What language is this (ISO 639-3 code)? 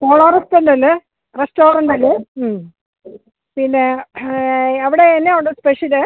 mal